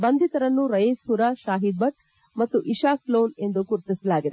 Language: Kannada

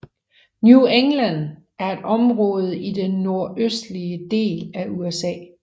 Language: Danish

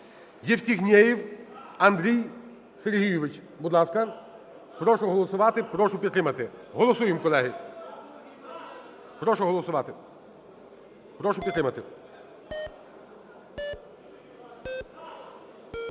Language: Ukrainian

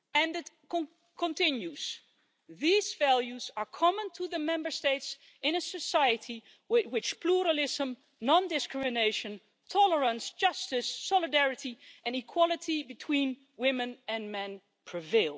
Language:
English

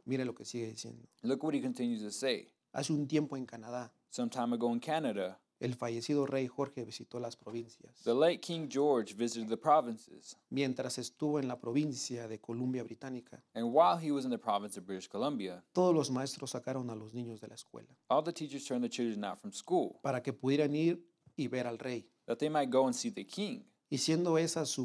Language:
English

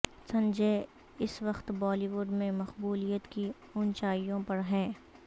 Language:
Urdu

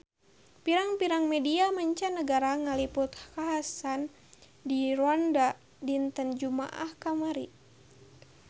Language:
Sundanese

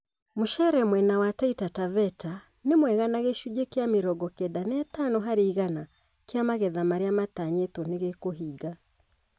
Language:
Kikuyu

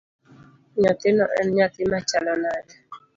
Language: Luo (Kenya and Tanzania)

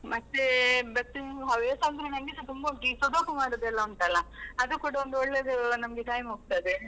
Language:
Kannada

